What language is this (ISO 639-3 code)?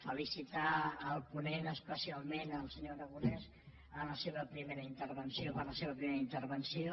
cat